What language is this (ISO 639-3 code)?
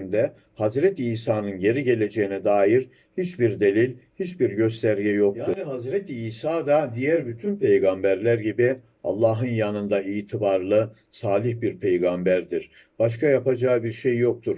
tur